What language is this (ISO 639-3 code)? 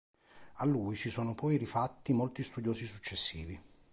ita